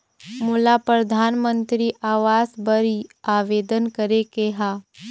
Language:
Chhattisgarhi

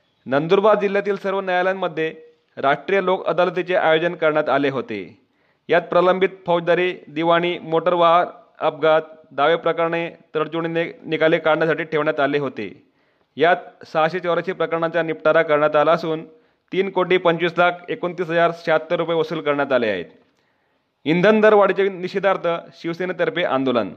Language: Marathi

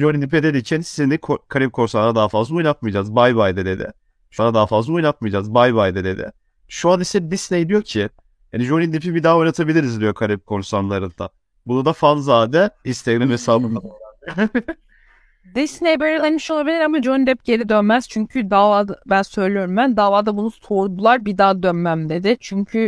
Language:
Turkish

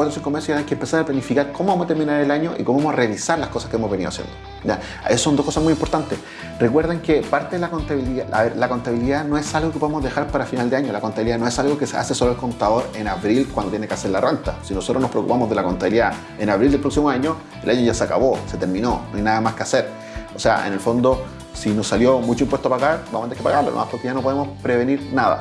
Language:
Spanish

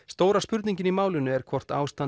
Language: Icelandic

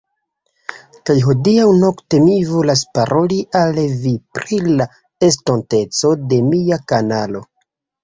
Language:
Esperanto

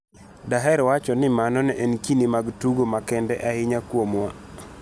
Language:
Luo (Kenya and Tanzania)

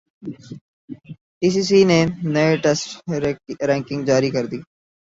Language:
Urdu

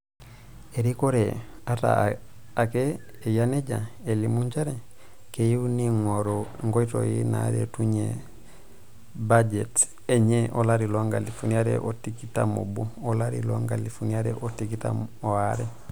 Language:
Masai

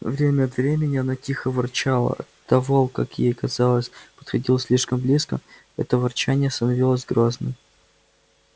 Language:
Russian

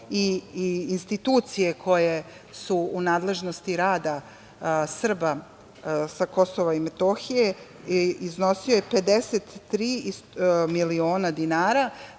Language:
Serbian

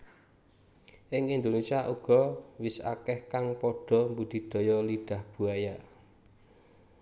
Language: Javanese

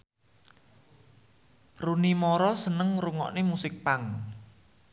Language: Javanese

